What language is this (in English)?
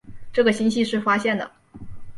Chinese